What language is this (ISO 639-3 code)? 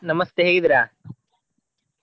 kan